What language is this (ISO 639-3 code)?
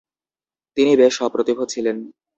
ben